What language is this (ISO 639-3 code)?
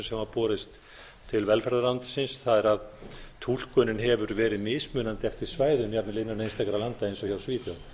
isl